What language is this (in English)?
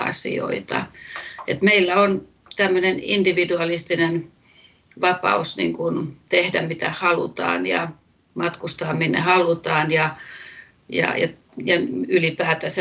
Finnish